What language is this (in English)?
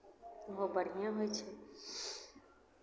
Maithili